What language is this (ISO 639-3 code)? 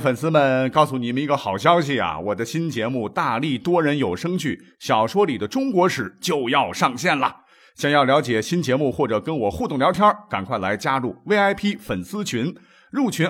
zho